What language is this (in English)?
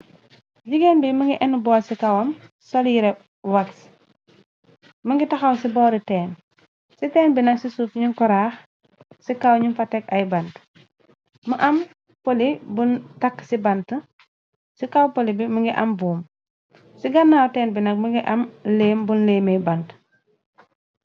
Wolof